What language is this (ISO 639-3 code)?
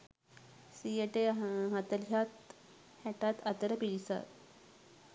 sin